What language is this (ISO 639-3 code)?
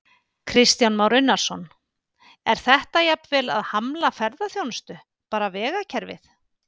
isl